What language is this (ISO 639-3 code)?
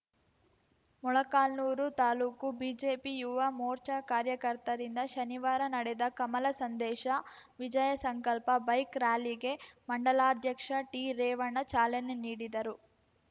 kan